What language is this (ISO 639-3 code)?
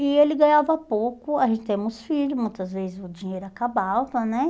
por